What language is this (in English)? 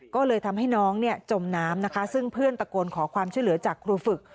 Thai